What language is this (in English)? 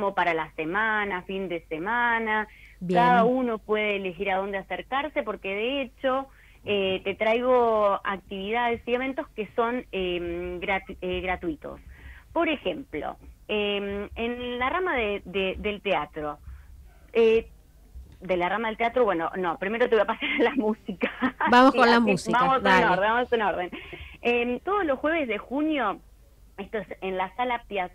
Spanish